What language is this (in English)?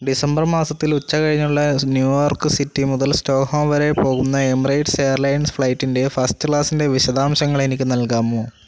Malayalam